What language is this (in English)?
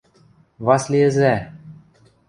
Western Mari